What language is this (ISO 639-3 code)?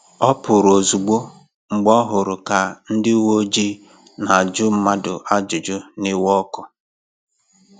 ibo